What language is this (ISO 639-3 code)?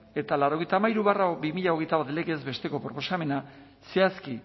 eus